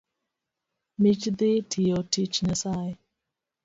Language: Luo (Kenya and Tanzania)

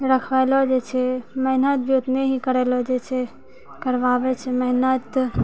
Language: Maithili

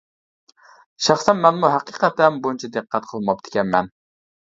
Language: Uyghur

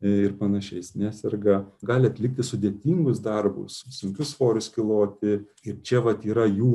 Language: Lithuanian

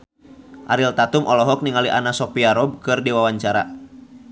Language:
Sundanese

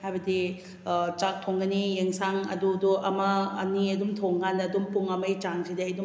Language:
Manipuri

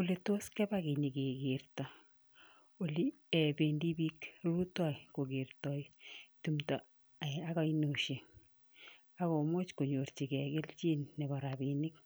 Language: Kalenjin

